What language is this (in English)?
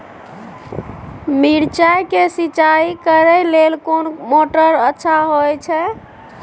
Maithili